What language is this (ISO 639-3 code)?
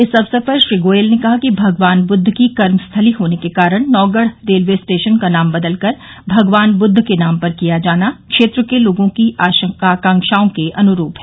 hin